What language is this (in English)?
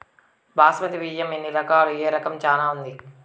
Telugu